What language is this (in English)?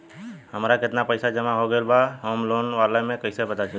Bhojpuri